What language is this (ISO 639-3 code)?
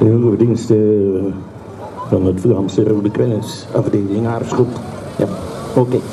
nld